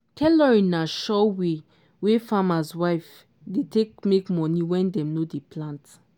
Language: Nigerian Pidgin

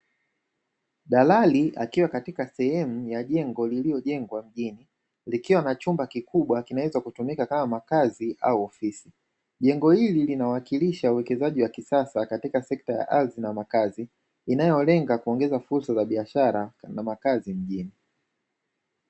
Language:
Swahili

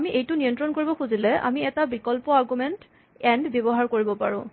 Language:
Assamese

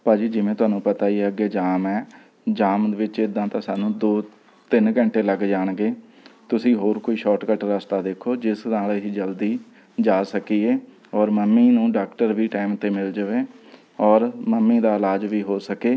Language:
Punjabi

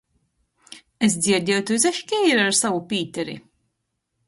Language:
Latgalian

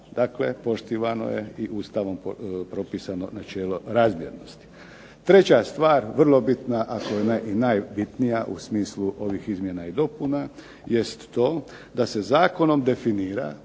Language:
Croatian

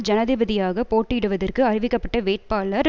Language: Tamil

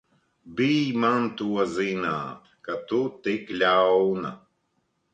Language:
Latvian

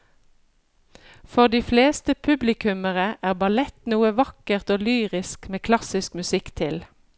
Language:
Norwegian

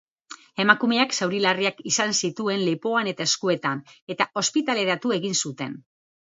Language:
Basque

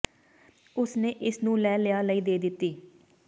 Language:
Punjabi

